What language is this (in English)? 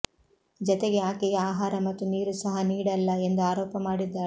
Kannada